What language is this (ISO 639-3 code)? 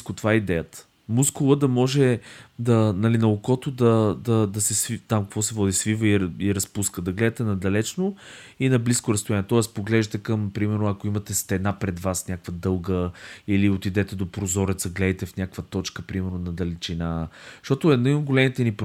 bul